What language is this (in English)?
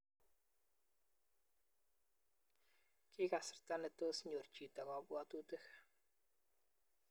Kalenjin